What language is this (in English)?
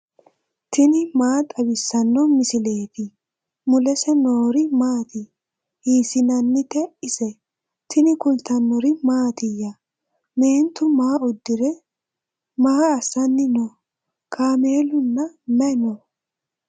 Sidamo